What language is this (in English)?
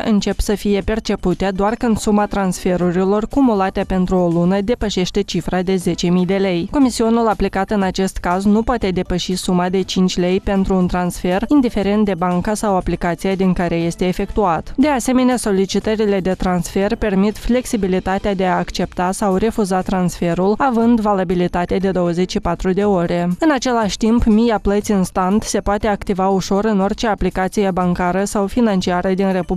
Romanian